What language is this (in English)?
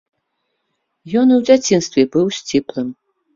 Belarusian